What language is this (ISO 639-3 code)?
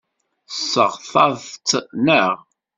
kab